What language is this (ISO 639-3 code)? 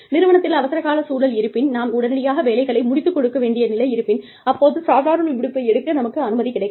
tam